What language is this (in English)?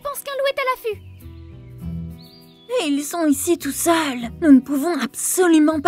French